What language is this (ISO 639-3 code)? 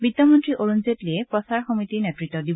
asm